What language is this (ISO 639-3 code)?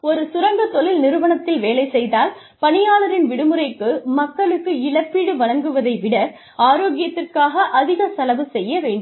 tam